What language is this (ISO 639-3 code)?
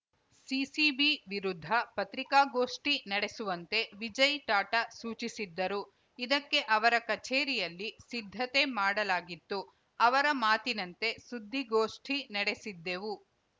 kan